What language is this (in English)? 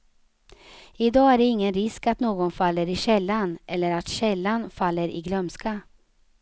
Swedish